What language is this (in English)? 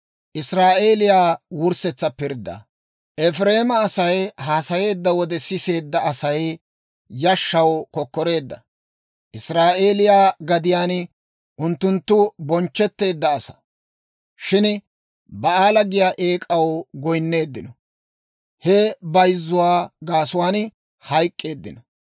Dawro